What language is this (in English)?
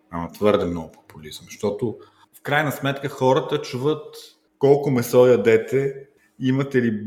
Bulgarian